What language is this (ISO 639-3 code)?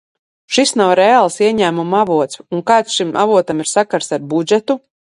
lav